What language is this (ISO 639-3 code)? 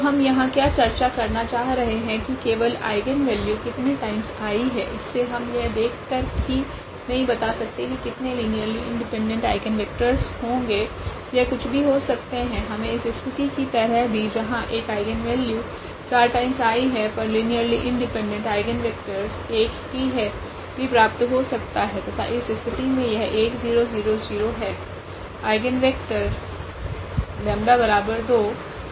hin